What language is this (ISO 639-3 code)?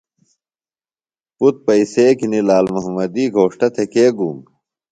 phl